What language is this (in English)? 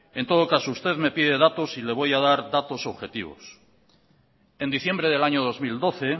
Spanish